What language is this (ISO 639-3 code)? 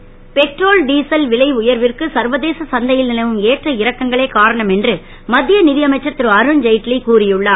tam